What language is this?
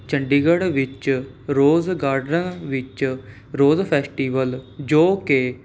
Punjabi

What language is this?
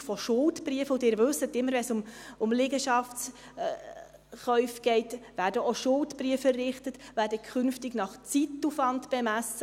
Swiss German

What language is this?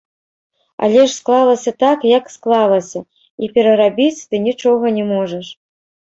Belarusian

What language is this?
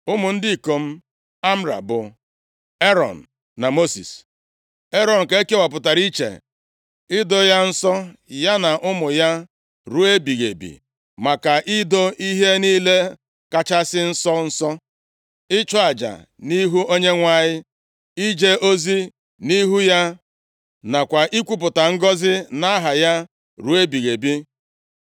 Igbo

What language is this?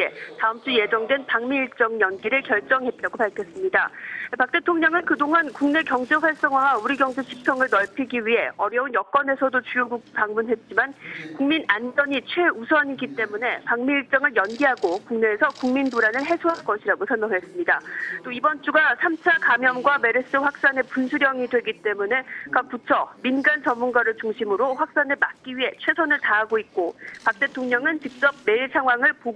Korean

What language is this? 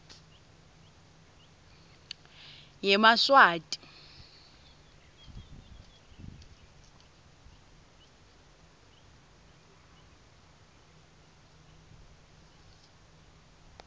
Swati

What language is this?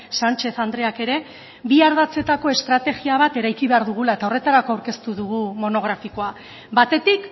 Basque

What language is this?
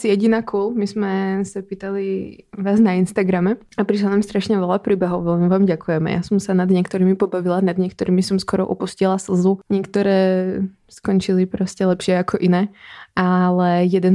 Czech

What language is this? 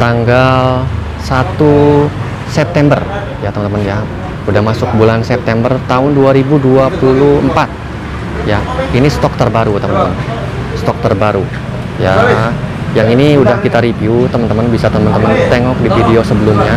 Indonesian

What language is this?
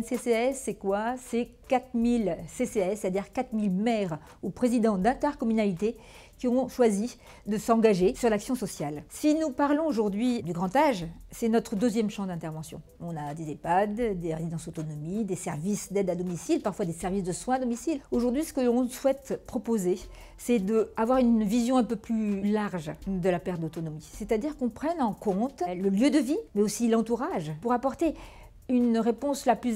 French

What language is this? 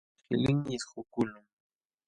Jauja Wanca Quechua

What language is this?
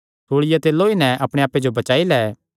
Kangri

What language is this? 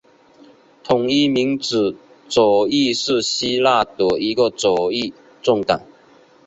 Chinese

